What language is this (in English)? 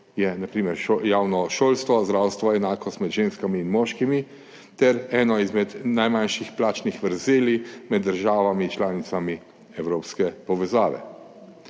Slovenian